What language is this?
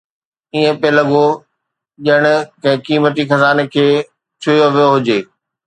Sindhi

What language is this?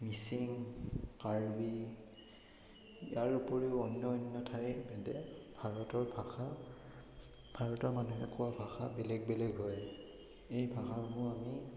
Assamese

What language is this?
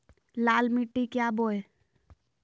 Magahi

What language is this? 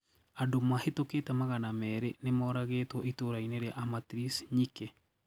Kikuyu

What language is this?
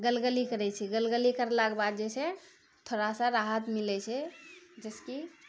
Maithili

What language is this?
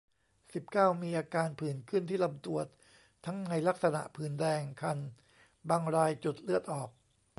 Thai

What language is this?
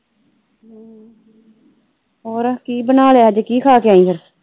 Punjabi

